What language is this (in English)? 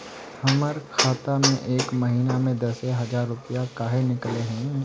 Magahi